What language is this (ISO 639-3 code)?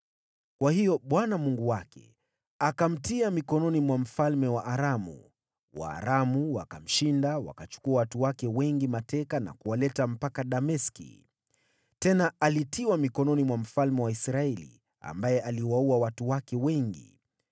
swa